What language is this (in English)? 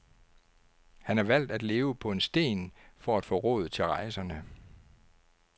Danish